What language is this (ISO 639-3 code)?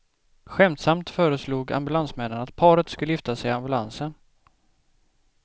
swe